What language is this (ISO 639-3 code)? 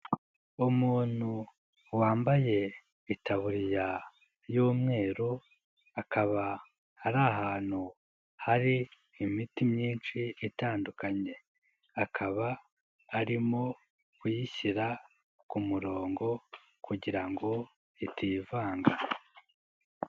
kin